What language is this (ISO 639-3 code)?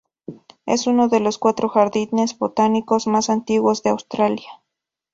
spa